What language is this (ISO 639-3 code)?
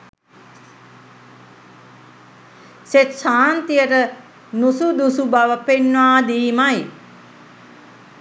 sin